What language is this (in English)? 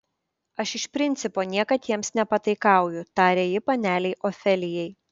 Lithuanian